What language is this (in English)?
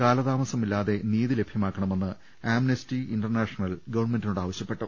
Malayalam